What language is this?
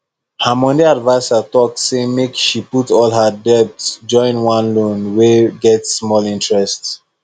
Nigerian Pidgin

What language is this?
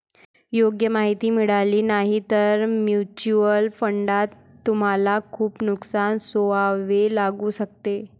Marathi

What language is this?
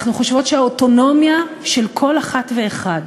Hebrew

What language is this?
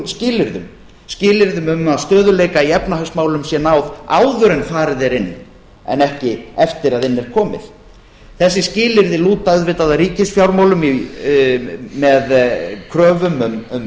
Icelandic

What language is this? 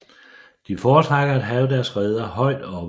Danish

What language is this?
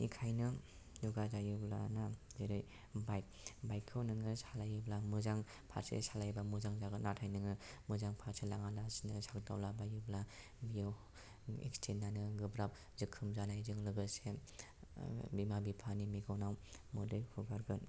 Bodo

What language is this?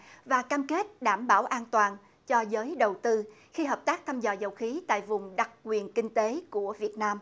Vietnamese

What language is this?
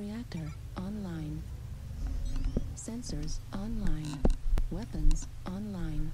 German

